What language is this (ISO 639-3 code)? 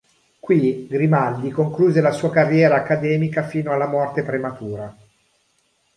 ita